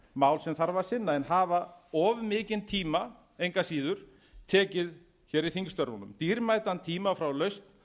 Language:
Icelandic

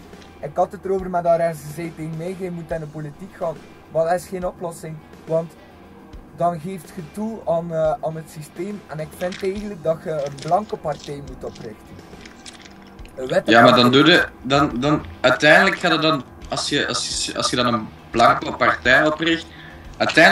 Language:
Dutch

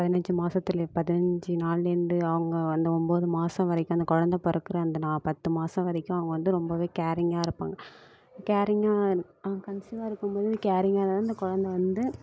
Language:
Tamil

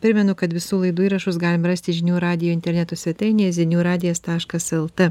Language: Lithuanian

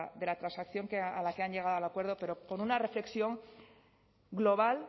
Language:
Spanish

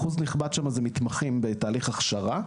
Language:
Hebrew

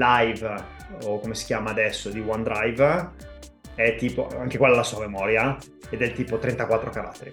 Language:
Italian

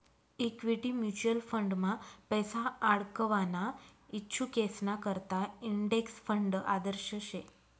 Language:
Marathi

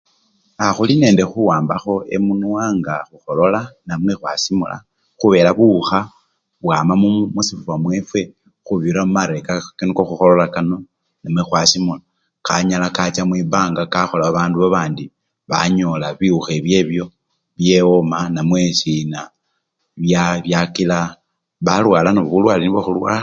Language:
Luyia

